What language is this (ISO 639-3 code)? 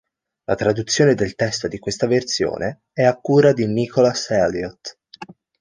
ita